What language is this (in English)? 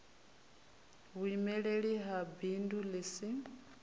Venda